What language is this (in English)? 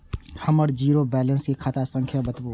Maithili